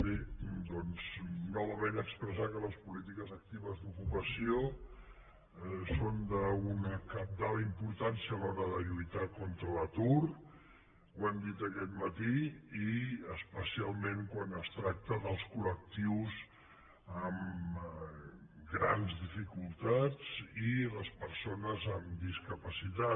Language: Catalan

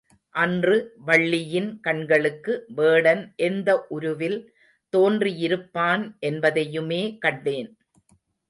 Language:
Tamil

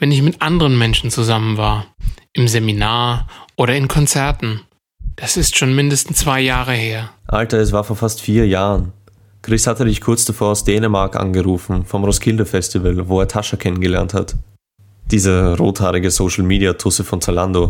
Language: German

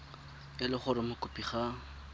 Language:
Tswana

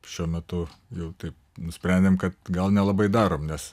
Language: Lithuanian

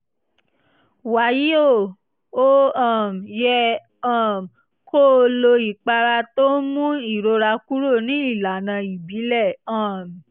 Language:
Yoruba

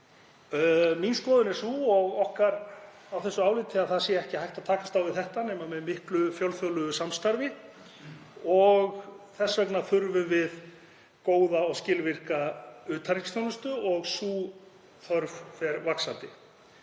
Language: Icelandic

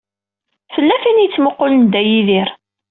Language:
Kabyle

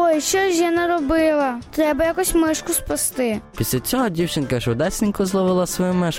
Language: Ukrainian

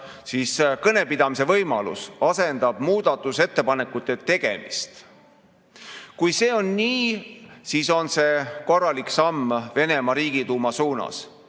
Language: Estonian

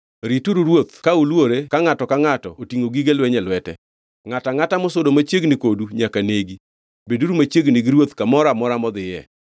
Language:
Luo (Kenya and Tanzania)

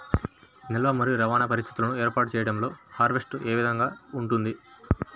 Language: Telugu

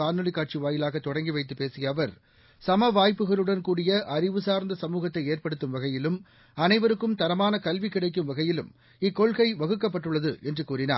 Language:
Tamil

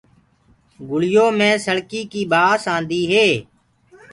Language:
Gurgula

